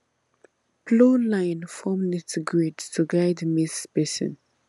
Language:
Nigerian Pidgin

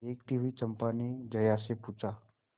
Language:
Hindi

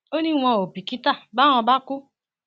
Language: Yoruba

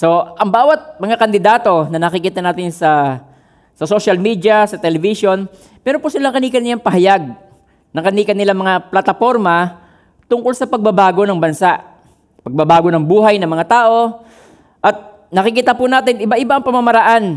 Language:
Filipino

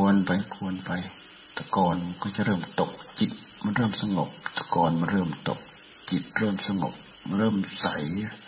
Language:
Thai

